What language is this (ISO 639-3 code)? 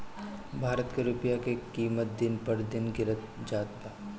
bho